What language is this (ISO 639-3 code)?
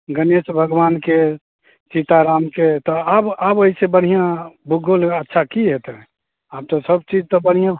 mai